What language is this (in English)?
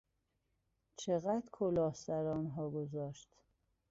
Persian